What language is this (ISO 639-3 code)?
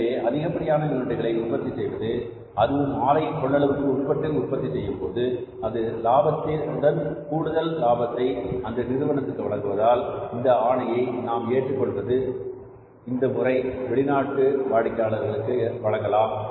tam